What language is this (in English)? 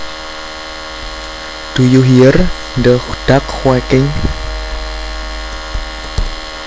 Javanese